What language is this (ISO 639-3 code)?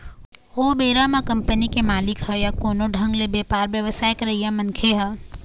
hne